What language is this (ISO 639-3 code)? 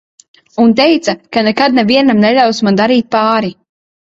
lav